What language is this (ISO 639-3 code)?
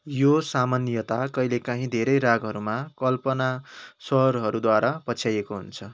nep